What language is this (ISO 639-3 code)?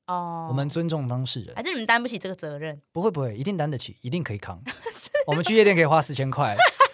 zho